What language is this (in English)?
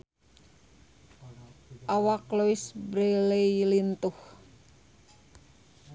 Sundanese